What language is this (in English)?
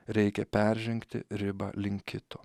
Lithuanian